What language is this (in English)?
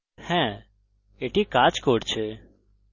Bangla